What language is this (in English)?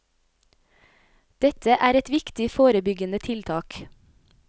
Norwegian